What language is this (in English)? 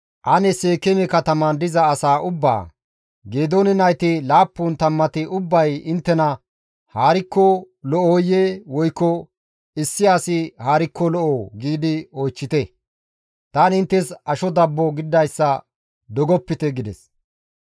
Gamo